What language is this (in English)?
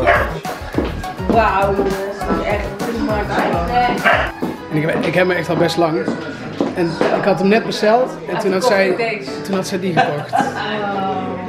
Dutch